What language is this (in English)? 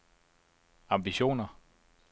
Danish